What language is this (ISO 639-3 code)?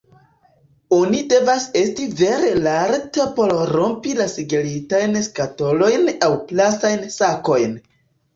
epo